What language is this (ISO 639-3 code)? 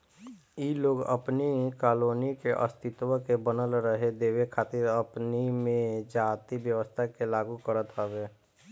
bho